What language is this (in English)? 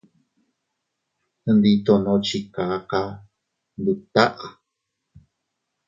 Teutila Cuicatec